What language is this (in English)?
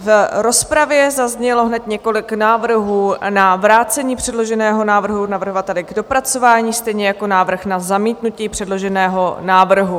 Czech